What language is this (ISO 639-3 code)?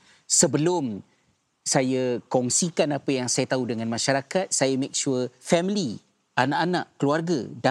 msa